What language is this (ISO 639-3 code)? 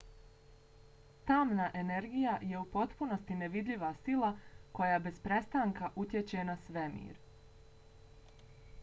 bos